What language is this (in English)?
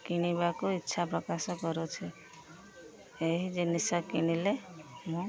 Odia